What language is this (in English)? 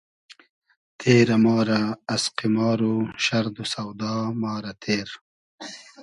Hazaragi